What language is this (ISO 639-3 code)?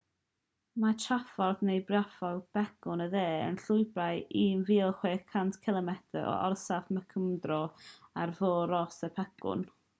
cym